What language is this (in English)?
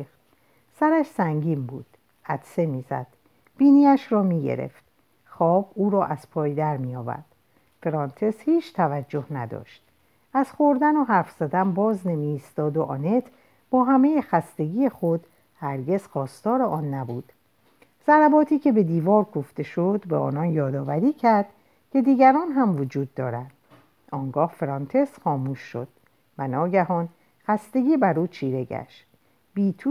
Persian